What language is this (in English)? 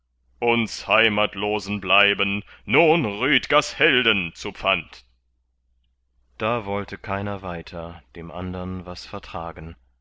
German